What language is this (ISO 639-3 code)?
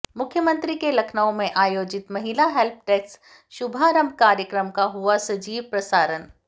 hin